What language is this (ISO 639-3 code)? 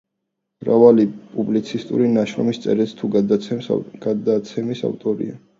kat